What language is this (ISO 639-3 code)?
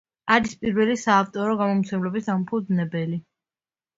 kat